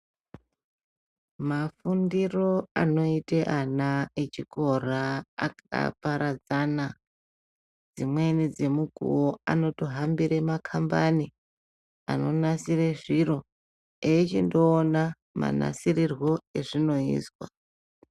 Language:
Ndau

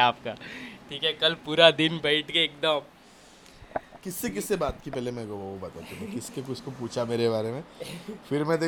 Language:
Hindi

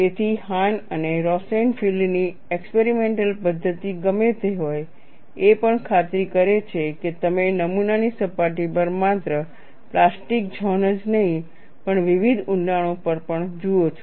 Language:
Gujarati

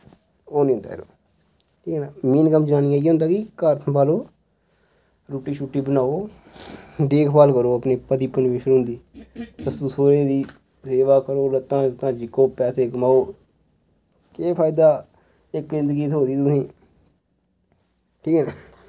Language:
Dogri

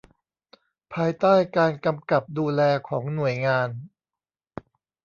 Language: Thai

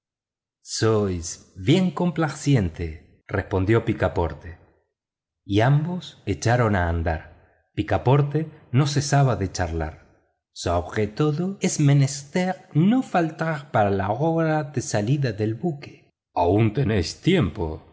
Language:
Spanish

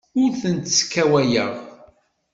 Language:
Kabyle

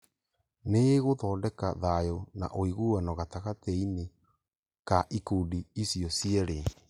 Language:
Kikuyu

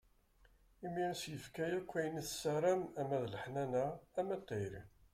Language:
Kabyle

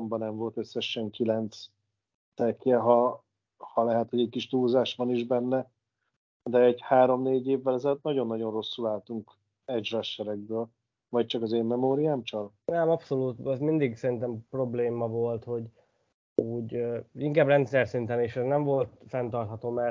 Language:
Hungarian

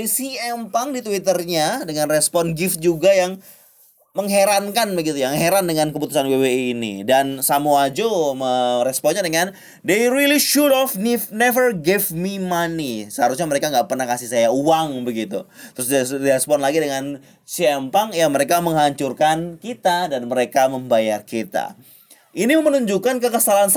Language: Indonesian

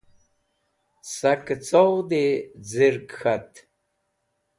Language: Wakhi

